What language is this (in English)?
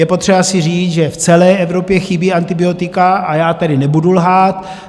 Czech